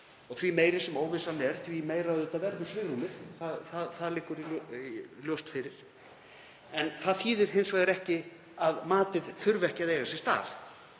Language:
Icelandic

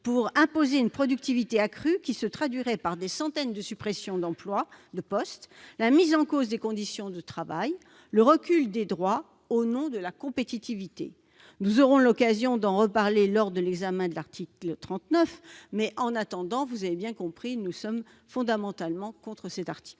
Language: French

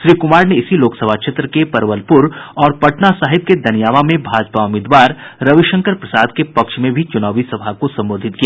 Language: Hindi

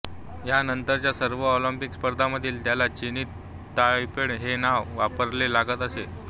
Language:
Marathi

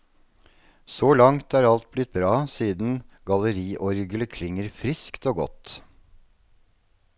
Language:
Norwegian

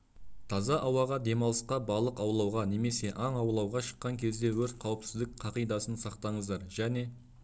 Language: Kazakh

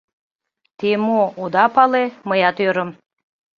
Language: Mari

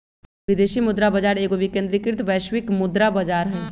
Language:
Magahi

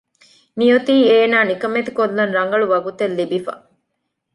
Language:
Divehi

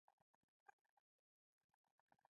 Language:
Pashto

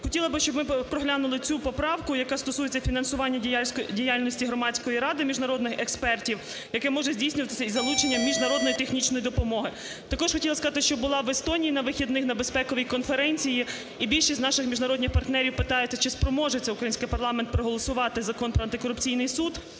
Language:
Ukrainian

